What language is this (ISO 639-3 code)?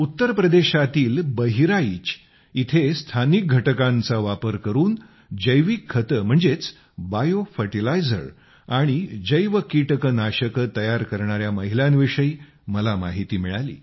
mar